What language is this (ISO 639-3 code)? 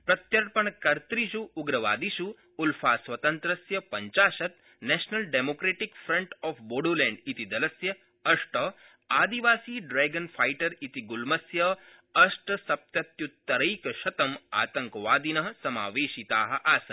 san